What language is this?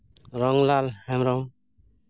Santali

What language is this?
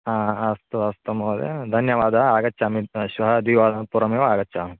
Sanskrit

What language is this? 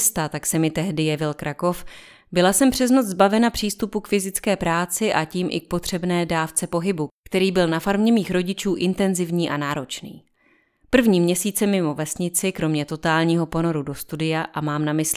Czech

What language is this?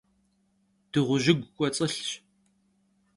Kabardian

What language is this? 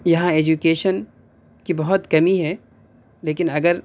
Urdu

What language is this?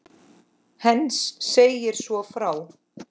Icelandic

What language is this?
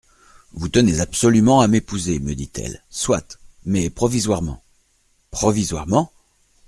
French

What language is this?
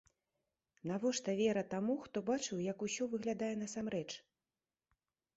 Belarusian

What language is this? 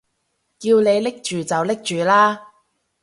Cantonese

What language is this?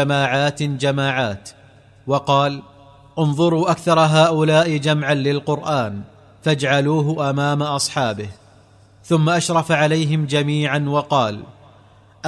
Arabic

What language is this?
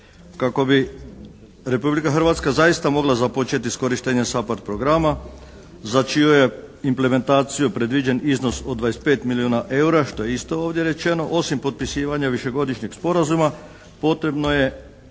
Croatian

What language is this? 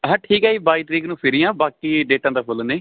Punjabi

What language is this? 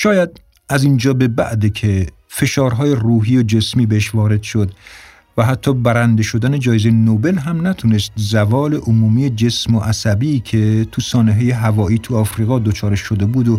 Persian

